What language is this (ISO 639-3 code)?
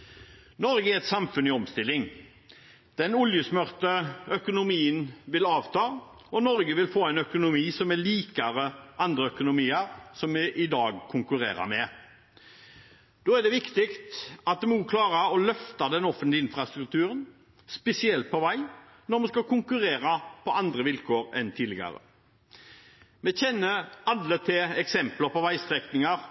nob